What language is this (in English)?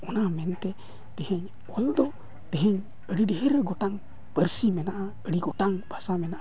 Santali